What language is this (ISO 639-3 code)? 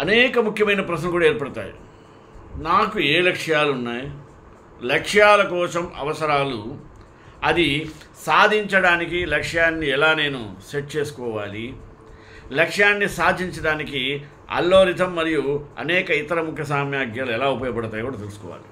tel